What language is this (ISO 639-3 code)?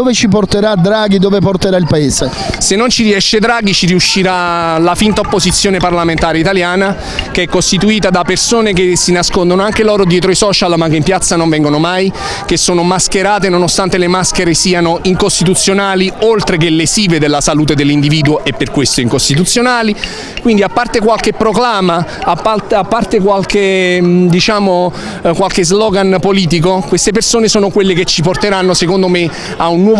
ita